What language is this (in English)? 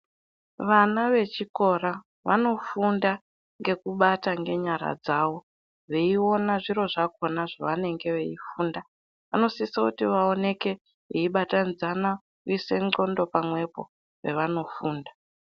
Ndau